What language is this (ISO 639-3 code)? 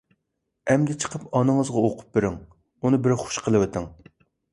uig